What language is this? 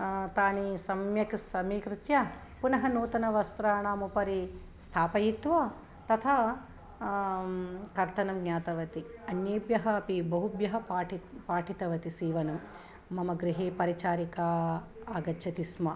Sanskrit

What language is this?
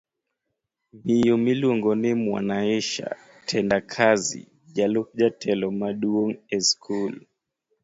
Luo (Kenya and Tanzania)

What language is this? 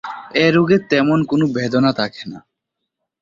Bangla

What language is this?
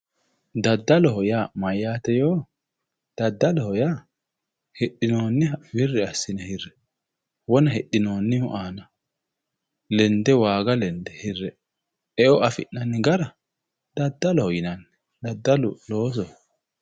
Sidamo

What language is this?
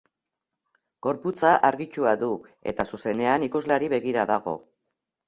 Basque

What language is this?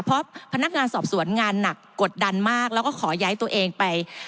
Thai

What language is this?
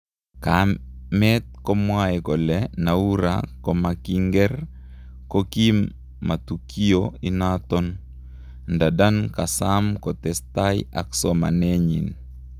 Kalenjin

